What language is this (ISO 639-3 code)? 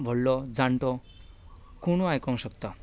kok